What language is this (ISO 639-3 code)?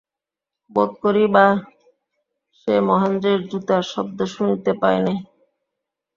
ben